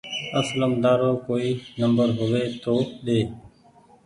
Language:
Goaria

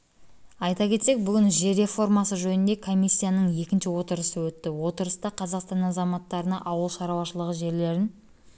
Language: Kazakh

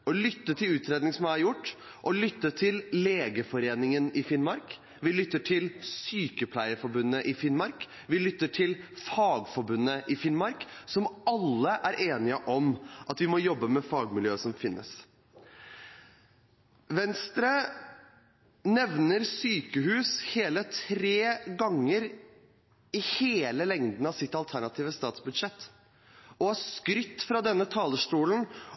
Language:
Norwegian Bokmål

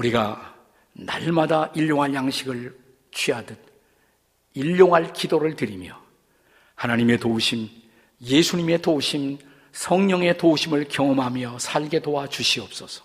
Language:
Korean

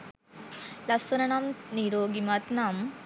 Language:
Sinhala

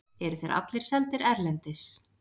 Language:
Icelandic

